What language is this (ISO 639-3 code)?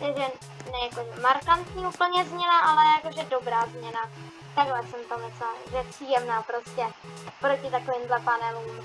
ces